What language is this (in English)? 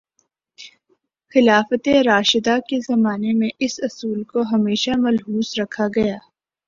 Urdu